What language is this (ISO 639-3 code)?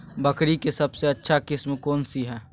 mag